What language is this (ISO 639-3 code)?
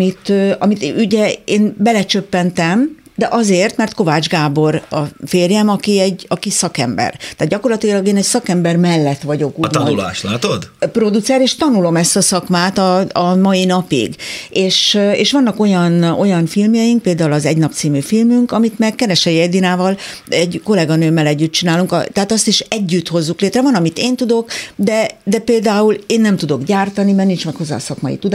hun